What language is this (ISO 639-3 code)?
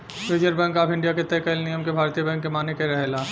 bho